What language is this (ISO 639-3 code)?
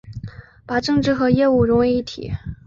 zho